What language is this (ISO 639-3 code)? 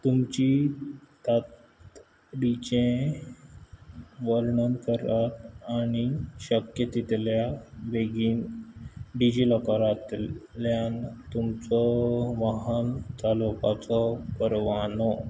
kok